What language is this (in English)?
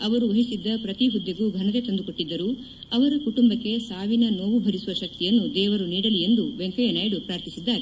Kannada